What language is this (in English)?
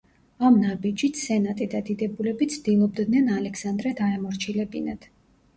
Georgian